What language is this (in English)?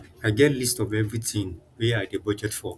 Nigerian Pidgin